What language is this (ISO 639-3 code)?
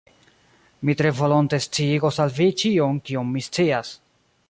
epo